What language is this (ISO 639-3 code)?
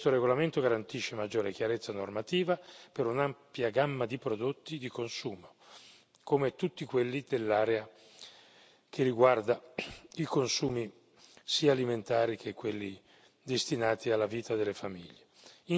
ita